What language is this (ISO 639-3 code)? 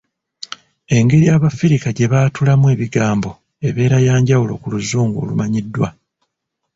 lug